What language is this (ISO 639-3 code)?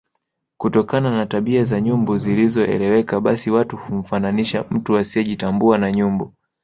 swa